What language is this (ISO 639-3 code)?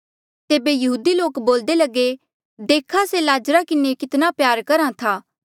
mjl